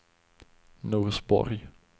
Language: Swedish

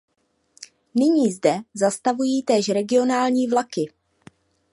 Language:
Czech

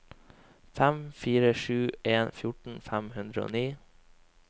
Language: Norwegian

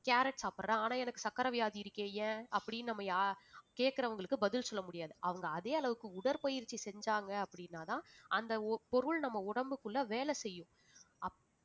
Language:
Tamil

